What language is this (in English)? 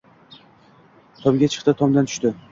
Uzbek